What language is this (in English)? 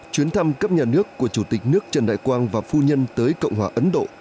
Vietnamese